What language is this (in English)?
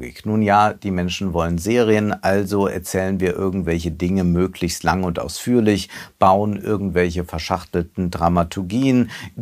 German